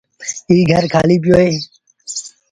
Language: Sindhi Bhil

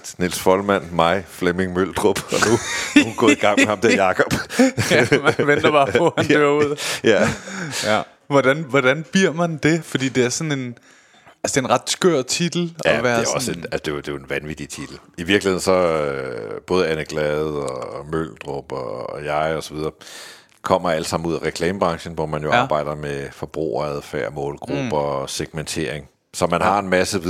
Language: Danish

